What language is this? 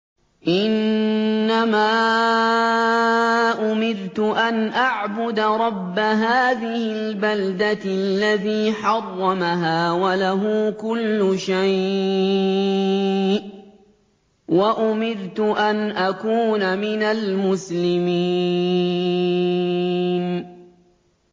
Arabic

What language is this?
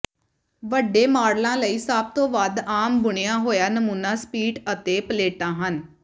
Punjabi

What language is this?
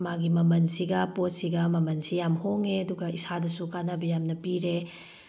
Manipuri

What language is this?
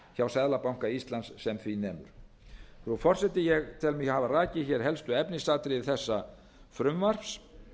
Icelandic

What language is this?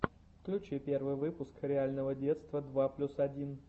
Russian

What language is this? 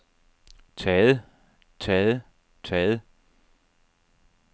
Danish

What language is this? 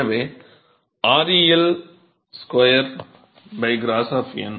Tamil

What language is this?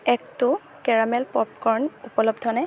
Assamese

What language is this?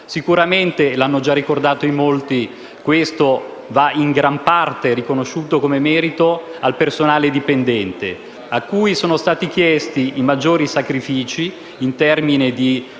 Italian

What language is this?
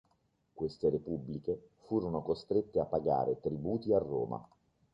Italian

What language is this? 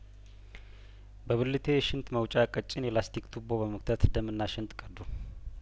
Amharic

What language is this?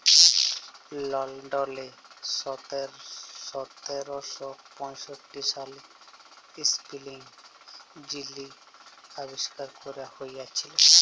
Bangla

